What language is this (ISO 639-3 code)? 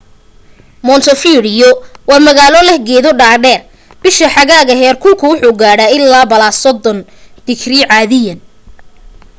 som